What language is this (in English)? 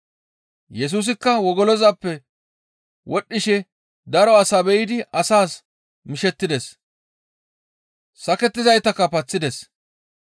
Gamo